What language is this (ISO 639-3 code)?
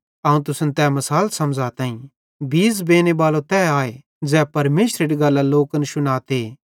bhd